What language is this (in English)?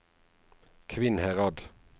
Norwegian